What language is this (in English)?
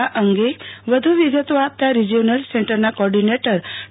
Gujarati